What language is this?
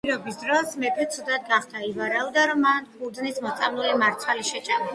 Georgian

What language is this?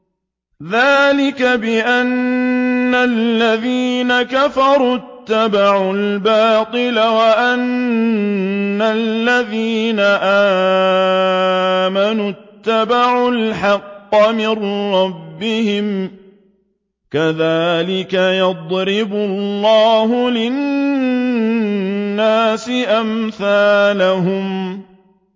Arabic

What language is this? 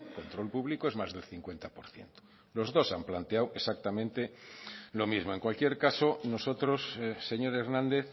Spanish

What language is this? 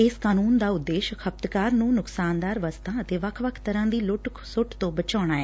Punjabi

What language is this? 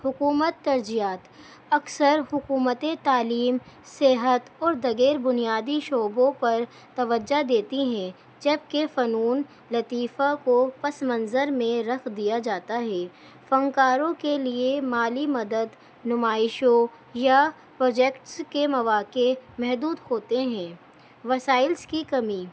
Urdu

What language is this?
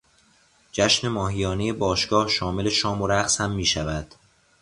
Persian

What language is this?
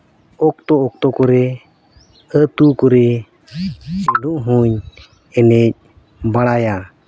Santali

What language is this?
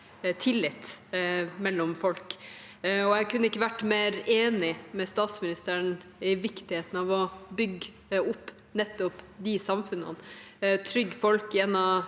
Norwegian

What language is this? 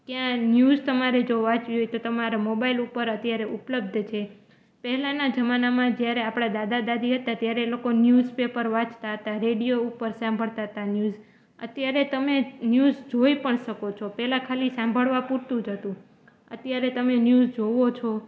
Gujarati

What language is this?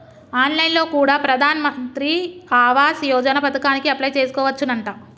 Telugu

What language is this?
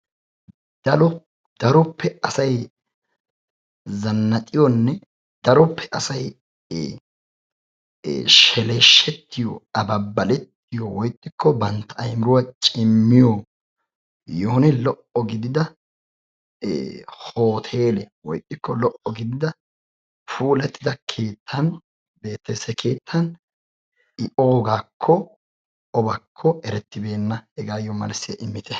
Wolaytta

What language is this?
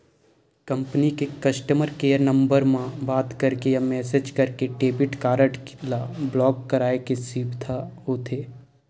Chhattisgarhi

